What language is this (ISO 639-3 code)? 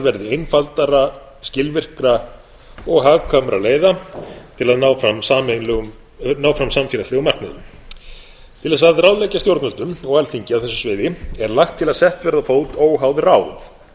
isl